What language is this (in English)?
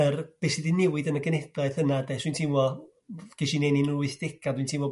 Welsh